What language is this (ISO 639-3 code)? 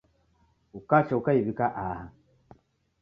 dav